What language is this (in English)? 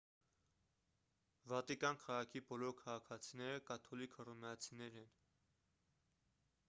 Armenian